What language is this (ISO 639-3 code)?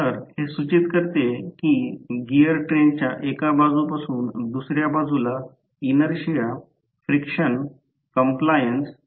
mar